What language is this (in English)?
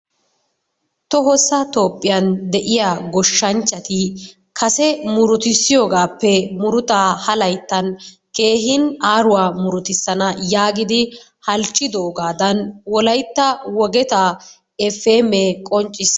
Wolaytta